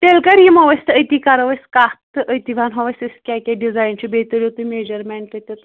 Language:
Kashmiri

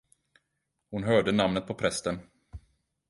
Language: Swedish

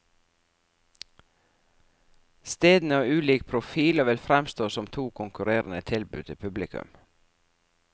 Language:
Norwegian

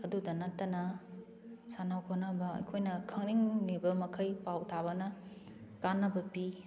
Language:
Manipuri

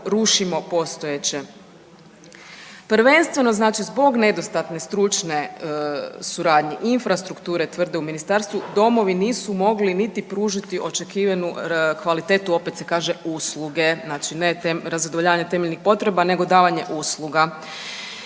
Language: Croatian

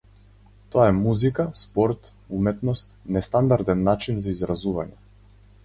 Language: Macedonian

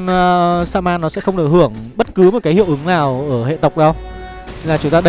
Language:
Vietnamese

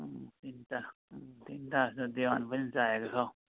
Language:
Nepali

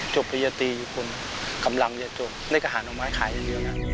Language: Thai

